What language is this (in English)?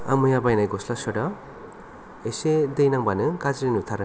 Bodo